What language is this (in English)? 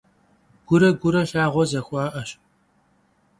Kabardian